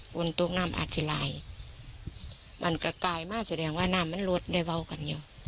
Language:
Thai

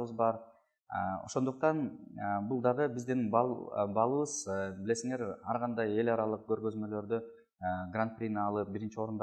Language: Russian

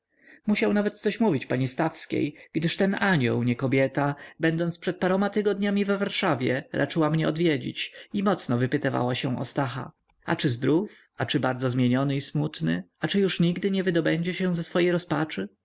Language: Polish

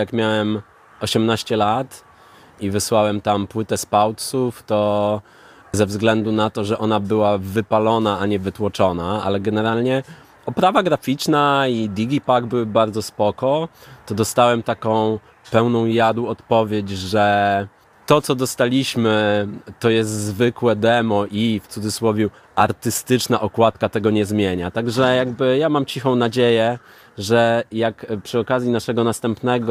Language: Polish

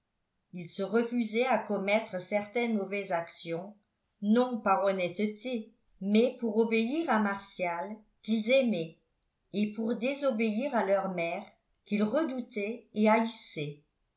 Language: French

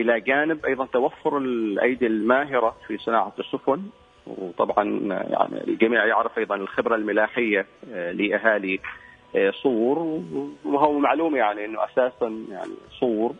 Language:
Arabic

